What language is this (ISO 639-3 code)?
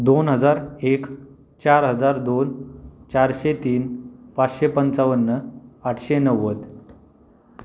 mar